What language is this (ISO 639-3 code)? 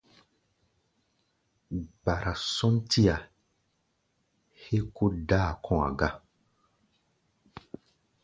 gba